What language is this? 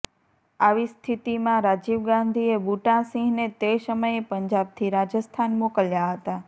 Gujarati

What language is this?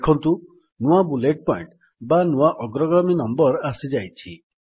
Odia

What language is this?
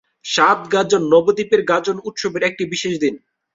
Bangla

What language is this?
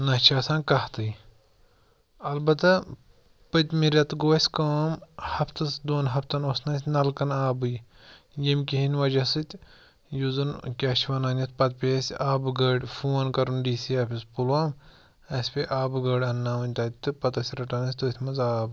Kashmiri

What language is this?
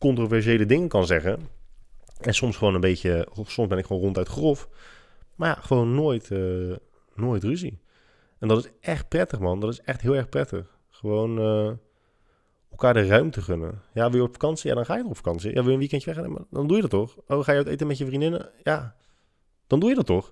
Dutch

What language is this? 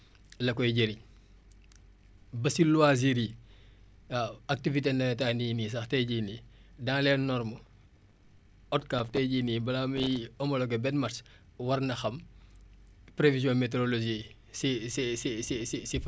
Wolof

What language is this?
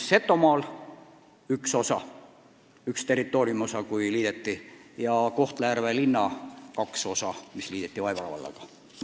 Estonian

